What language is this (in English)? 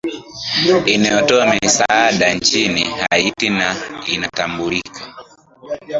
Swahili